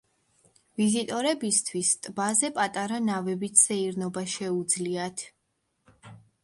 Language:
Georgian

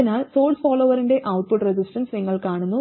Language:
Malayalam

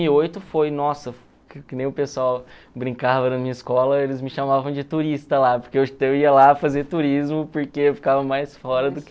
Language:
Portuguese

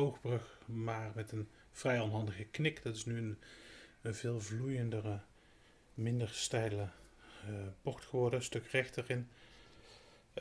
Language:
Dutch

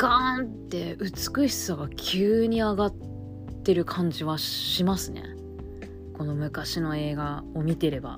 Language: Japanese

